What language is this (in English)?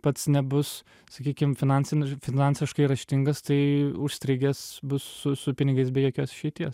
Lithuanian